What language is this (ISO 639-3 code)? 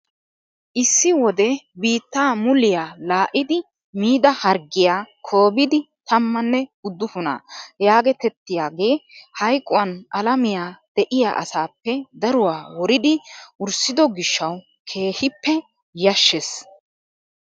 wal